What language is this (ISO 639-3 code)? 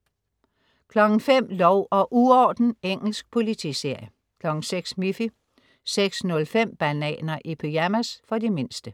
dan